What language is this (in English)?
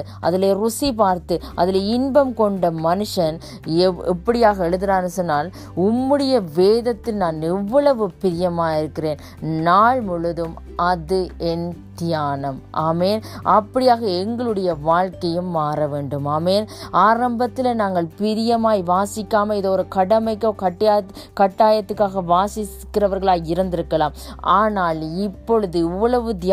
Tamil